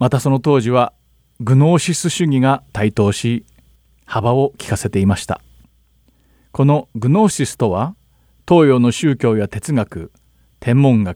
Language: Japanese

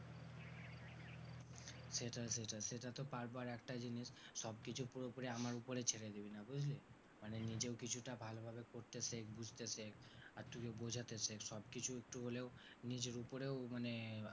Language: Bangla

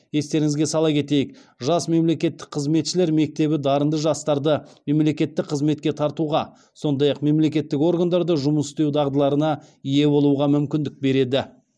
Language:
Kazakh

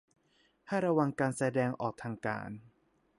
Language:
Thai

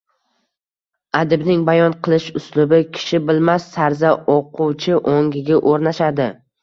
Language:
Uzbek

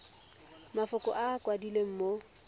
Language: Tswana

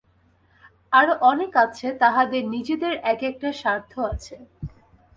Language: Bangla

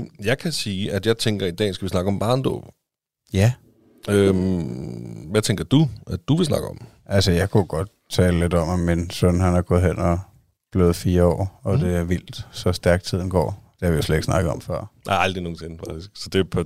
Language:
Danish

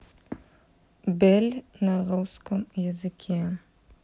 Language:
Russian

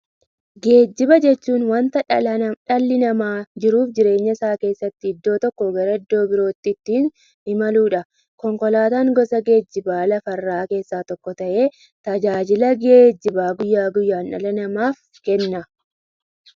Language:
Oromo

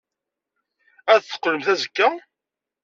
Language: Kabyle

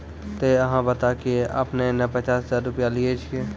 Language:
Maithili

